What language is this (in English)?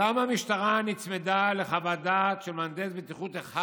Hebrew